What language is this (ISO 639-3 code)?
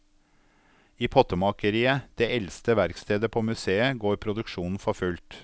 nor